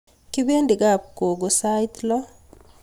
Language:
Kalenjin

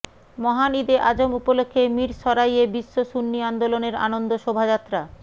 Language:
Bangla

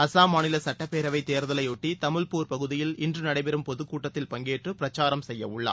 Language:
Tamil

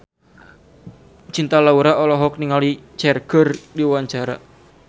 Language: Sundanese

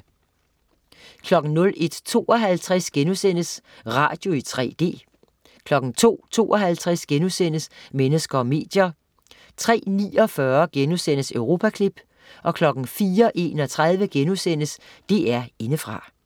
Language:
Danish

